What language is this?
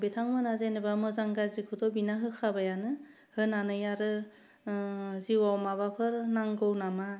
Bodo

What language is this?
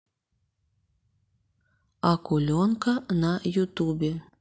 Russian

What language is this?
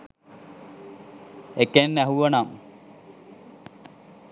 Sinhala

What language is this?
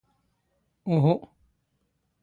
Standard Moroccan Tamazight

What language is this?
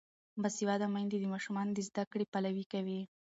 Pashto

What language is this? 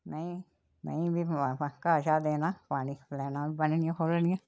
Dogri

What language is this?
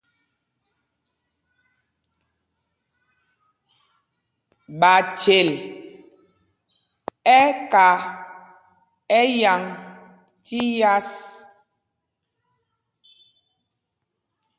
Mpumpong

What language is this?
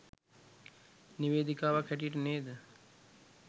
Sinhala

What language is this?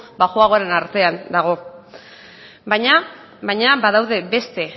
Basque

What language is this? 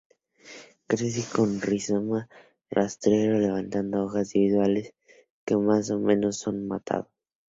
Spanish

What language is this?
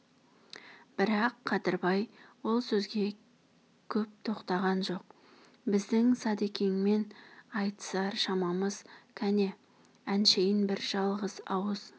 Kazakh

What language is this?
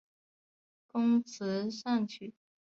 Chinese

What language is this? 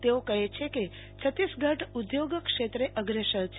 Gujarati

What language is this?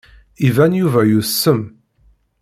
Kabyle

